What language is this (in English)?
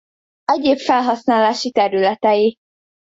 Hungarian